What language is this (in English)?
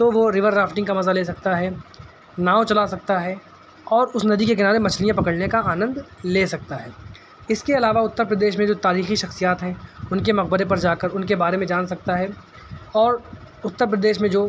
Urdu